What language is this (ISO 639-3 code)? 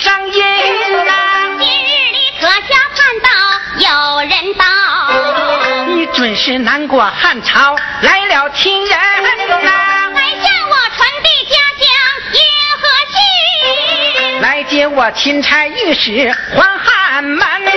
zho